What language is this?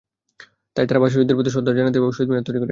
Bangla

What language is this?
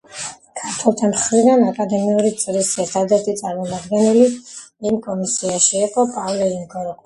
Georgian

